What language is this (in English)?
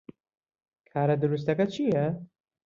Central Kurdish